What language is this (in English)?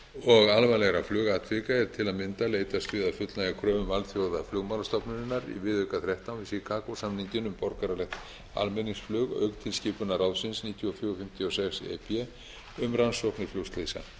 Icelandic